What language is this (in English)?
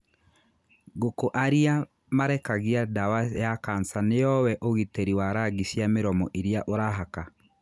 Kikuyu